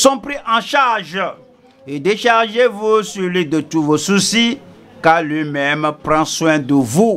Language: French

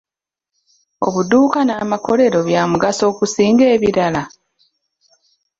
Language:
Ganda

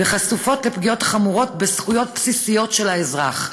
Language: Hebrew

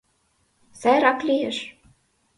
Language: Mari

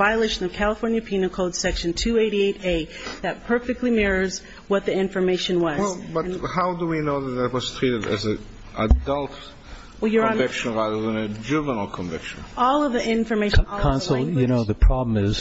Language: English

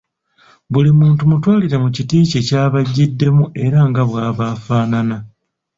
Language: Ganda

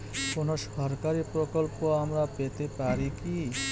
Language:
Bangla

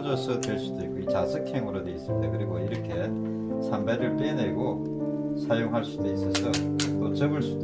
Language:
Korean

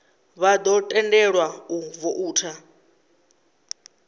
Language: Venda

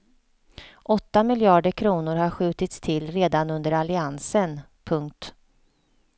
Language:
Swedish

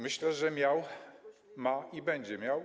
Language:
Polish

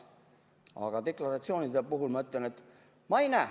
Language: Estonian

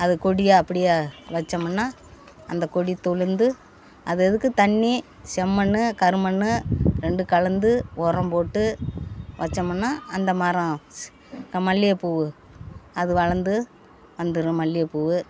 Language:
Tamil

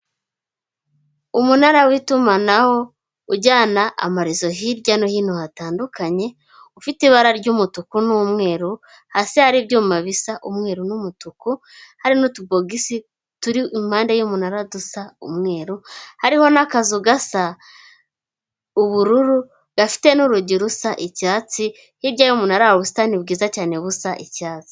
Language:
Kinyarwanda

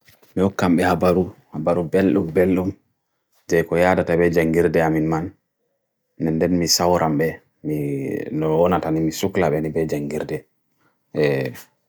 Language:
Bagirmi Fulfulde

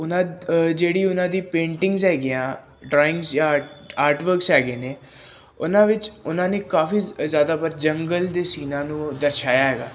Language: Punjabi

